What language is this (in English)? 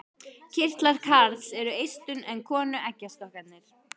Icelandic